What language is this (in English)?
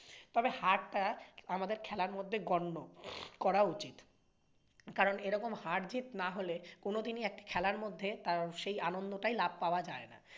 Bangla